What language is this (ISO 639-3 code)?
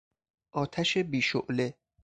fas